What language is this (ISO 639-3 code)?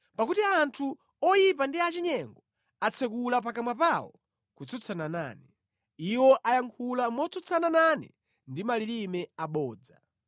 nya